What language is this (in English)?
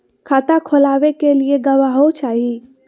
Magahi